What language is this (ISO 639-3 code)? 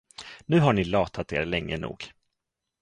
swe